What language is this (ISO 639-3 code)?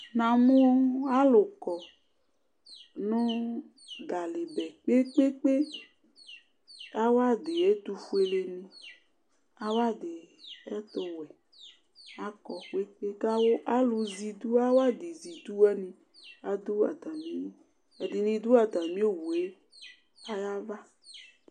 kpo